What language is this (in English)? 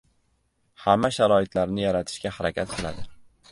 Uzbek